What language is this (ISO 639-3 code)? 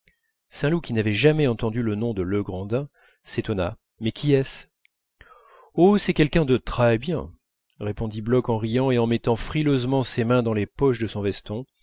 fra